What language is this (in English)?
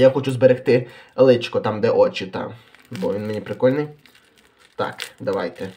Ukrainian